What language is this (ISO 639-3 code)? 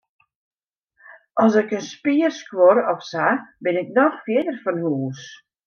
fry